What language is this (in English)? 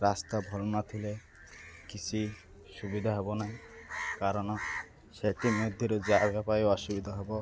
Odia